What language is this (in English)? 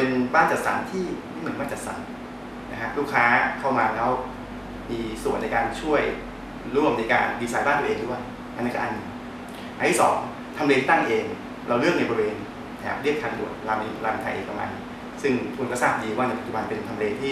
Thai